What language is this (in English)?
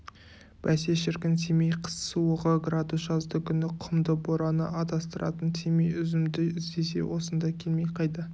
Kazakh